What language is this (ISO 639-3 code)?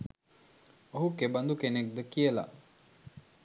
sin